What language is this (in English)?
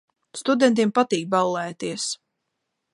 Latvian